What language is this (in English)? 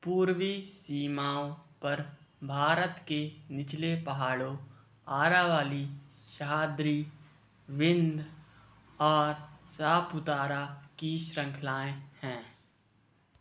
Hindi